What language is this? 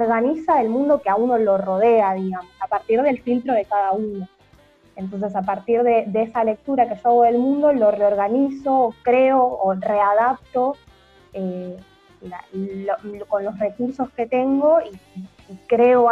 Spanish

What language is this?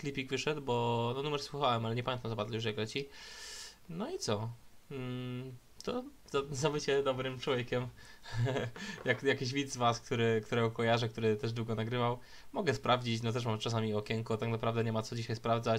Polish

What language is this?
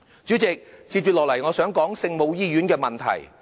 Cantonese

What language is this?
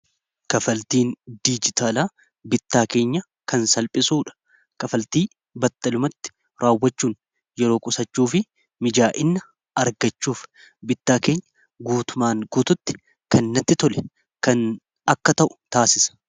Oromo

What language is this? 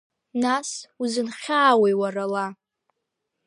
Abkhazian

